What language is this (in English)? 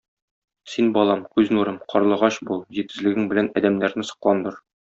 Tatar